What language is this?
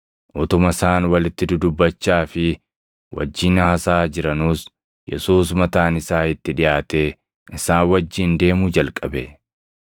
Oromo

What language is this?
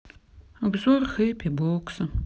Russian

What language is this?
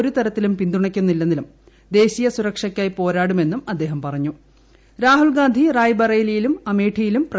Malayalam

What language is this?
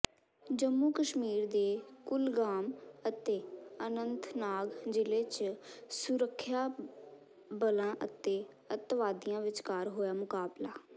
Punjabi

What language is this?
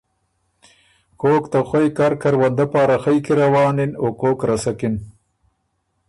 Ormuri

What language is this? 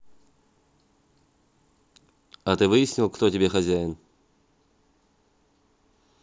Russian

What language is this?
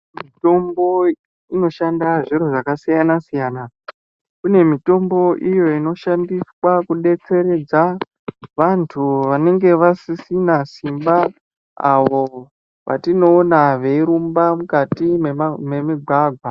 Ndau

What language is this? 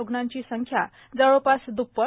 Marathi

